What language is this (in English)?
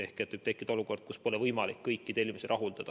Estonian